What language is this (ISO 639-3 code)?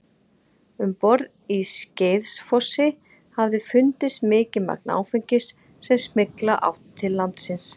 isl